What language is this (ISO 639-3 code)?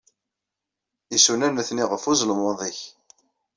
kab